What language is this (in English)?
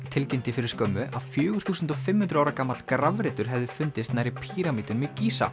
Icelandic